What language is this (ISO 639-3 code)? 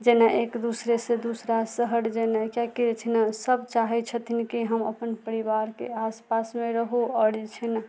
mai